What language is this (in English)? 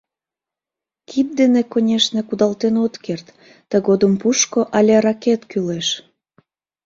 Mari